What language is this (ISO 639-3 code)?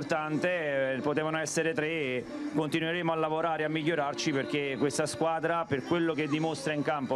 ita